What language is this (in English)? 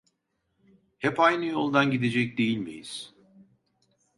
Turkish